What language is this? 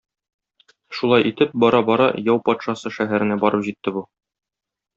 Tatar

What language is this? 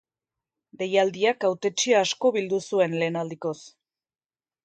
Basque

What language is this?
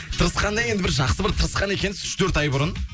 Kazakh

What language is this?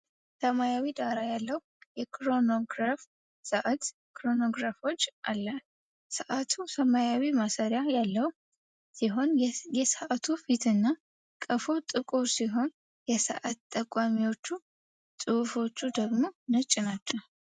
Amharic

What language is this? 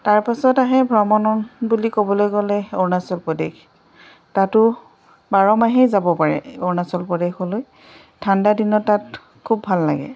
Assamese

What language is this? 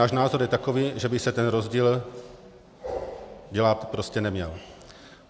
Czech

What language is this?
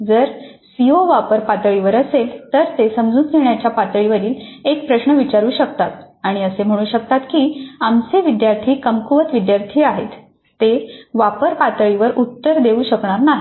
Marathi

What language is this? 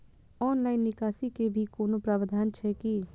Maithili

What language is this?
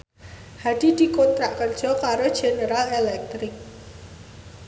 Javanese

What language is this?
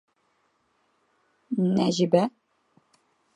Bashkir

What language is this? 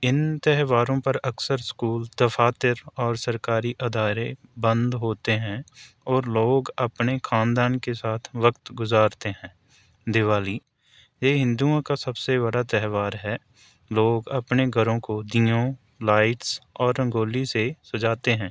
Urdu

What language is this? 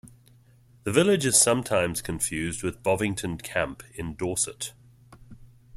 English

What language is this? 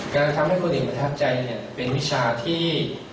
Thai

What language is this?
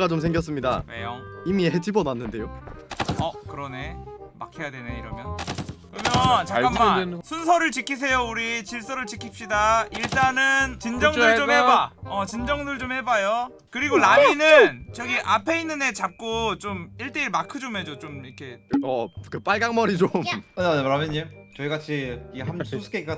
Korean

